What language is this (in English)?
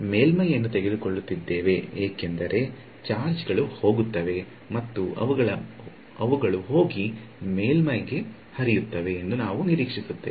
Kannada